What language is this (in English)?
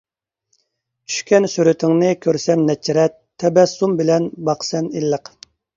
Uyghur